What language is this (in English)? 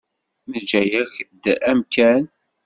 Kabyle